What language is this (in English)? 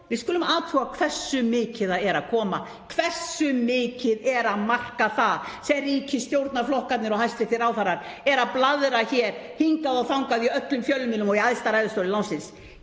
Icelandic